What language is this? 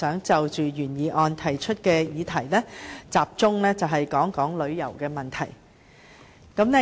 Cantonese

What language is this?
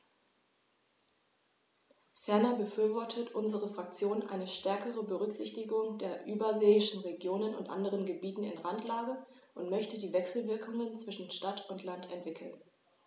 German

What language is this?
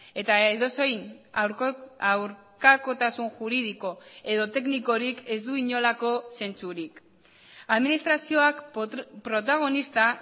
Basque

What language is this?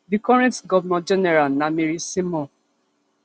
Nigerian Pidgin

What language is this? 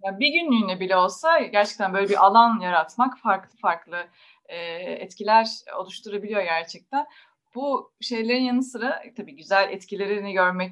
Turkish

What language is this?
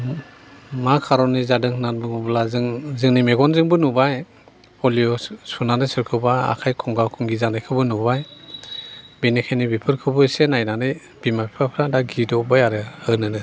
Bodo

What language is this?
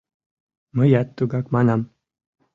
Mari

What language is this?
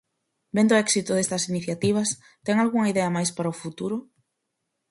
Galician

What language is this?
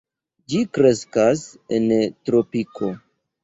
Esperanto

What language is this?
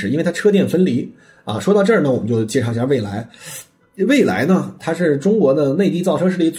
Chinese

